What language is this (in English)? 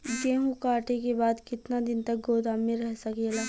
Bhojpuri